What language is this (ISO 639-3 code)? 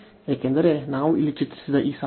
kan